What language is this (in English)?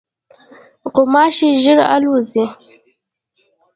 Pashto